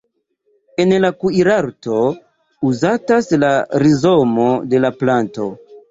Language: Esperanto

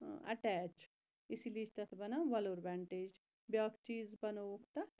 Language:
Kashmiri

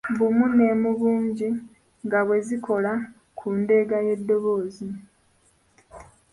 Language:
Ganda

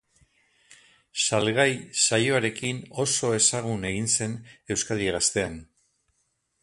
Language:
Basque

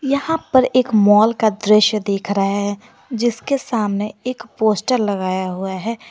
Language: Hindi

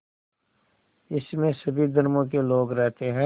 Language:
Hindi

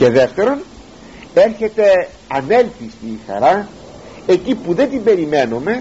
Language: Greek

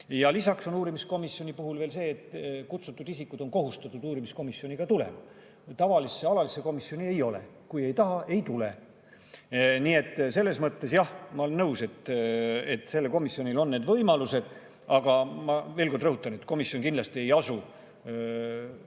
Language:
Estonian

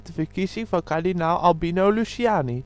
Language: Dutch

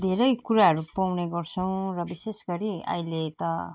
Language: Nepali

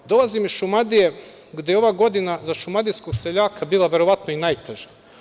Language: Serbian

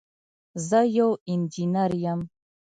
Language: Pashto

